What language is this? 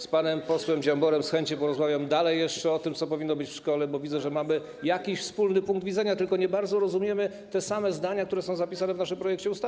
Polish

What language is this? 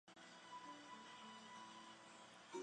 Chinese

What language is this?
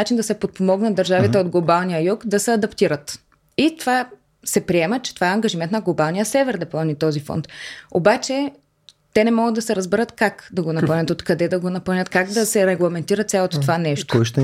Bulgarian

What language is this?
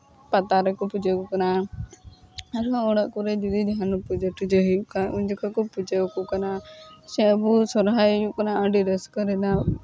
Santali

